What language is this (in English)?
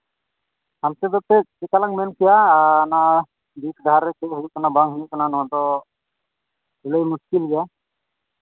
Santali